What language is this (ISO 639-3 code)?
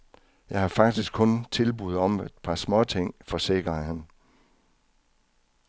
dan